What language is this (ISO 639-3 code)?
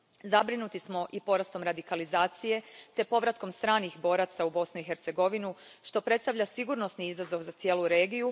hrv